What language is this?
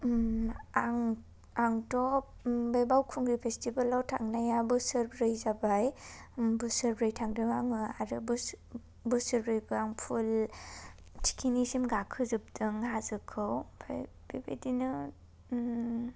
Bodo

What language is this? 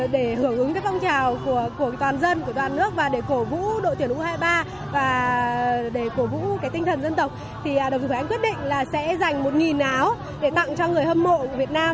Vietnamese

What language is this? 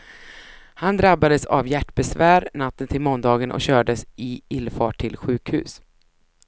Swedish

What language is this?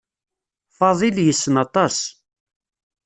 Kabyle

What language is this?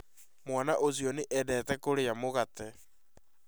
Kikuyu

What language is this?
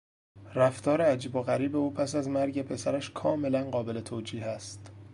Persian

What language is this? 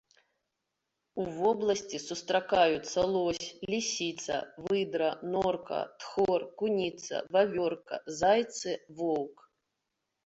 Belarusian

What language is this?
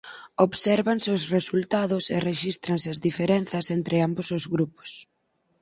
Galician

